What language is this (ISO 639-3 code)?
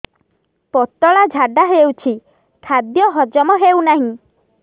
ori